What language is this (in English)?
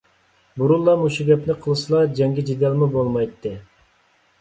Uyghur